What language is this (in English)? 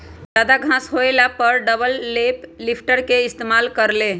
Magahi